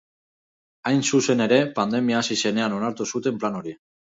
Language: Basque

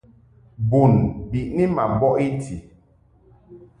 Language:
Mungaka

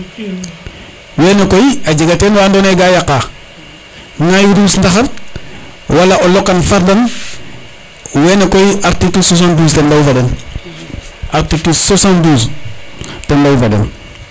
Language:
Serer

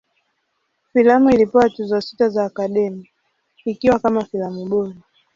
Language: Swahili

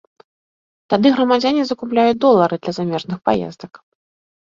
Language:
Belarusian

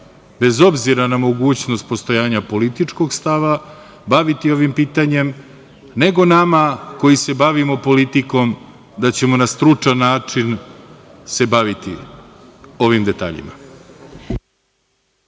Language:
Serbian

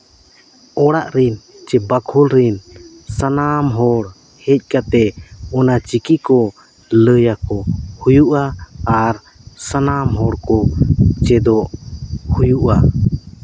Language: Santali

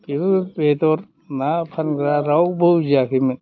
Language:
Bodo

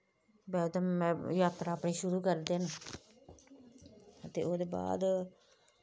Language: Dogri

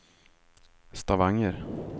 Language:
Swedish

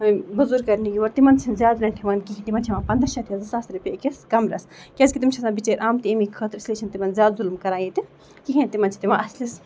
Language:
Kashmiri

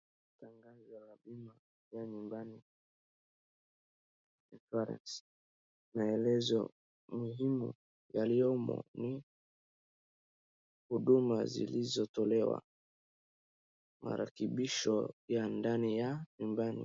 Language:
Swahili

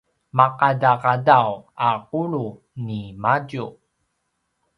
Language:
Paiwan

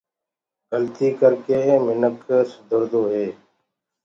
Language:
Gurgula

